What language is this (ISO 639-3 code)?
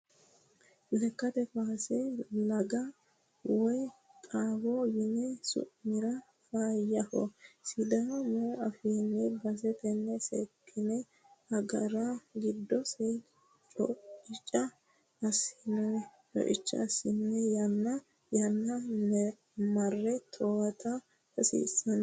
sid